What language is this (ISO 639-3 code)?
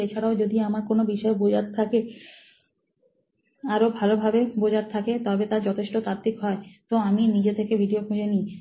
ben